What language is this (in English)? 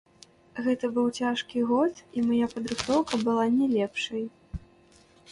Belarusian